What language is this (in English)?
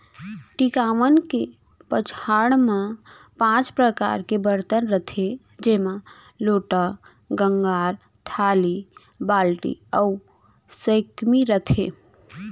Chhattisgarhi